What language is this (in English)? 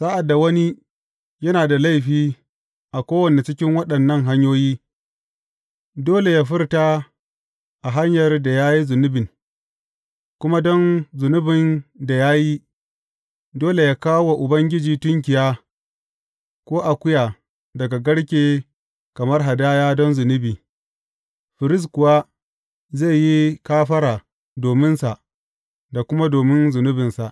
Hausa